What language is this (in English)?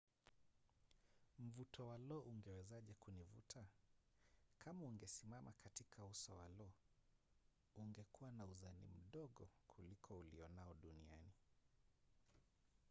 Swahili